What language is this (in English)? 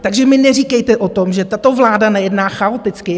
Czech